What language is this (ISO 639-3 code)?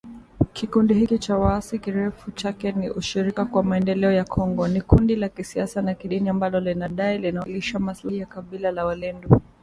swa